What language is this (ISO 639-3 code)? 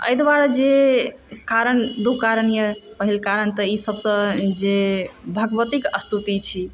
mai